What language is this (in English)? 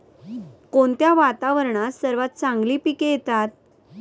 Marathi